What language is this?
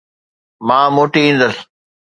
Sindhi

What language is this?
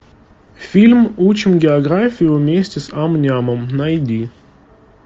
Russian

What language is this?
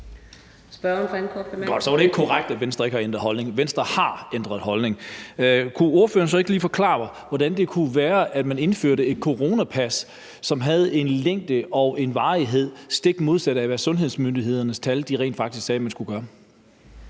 Danish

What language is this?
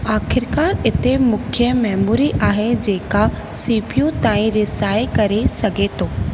Sindhi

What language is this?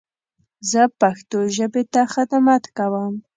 Pashto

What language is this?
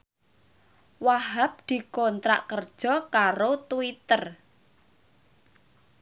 Javanese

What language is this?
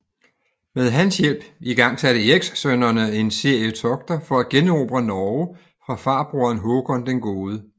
Danish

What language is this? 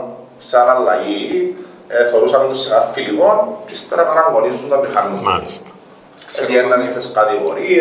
Greek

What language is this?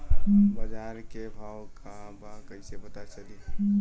Bhojpuri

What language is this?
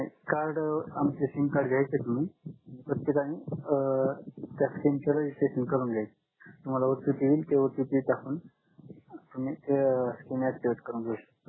Marathi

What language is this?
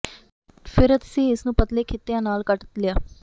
Punjabi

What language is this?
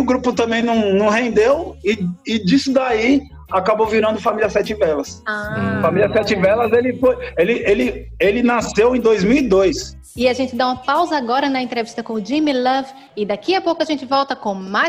Portuguese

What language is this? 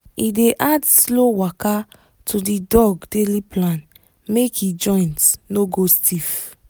Nigerian Pidgin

